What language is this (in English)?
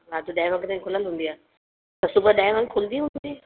Sindhi